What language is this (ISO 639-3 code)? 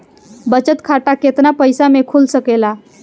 bho